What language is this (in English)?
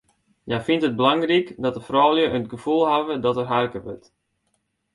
Western Frisian